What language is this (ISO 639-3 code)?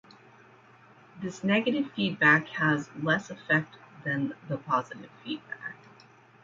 eng